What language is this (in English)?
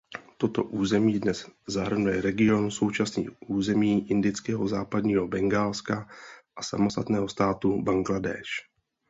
Czech